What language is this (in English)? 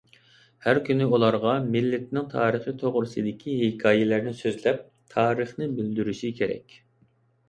Uyghur